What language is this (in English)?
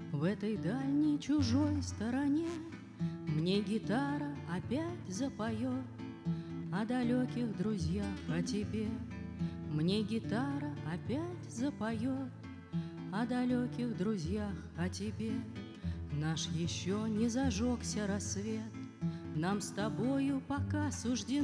Russian